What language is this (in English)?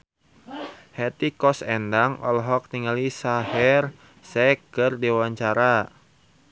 Sundanese